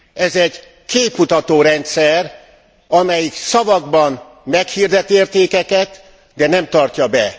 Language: Hungarian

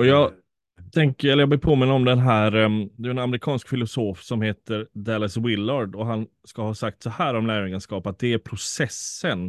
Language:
Swedish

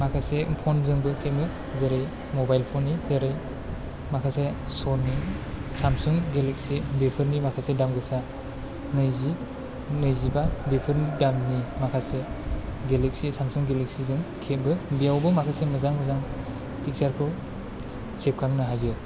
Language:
Bodo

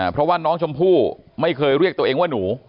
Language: Thai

